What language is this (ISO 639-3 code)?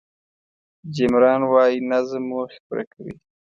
pus